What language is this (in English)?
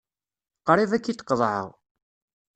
Kabyle